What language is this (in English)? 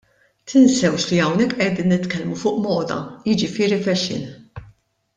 Maltese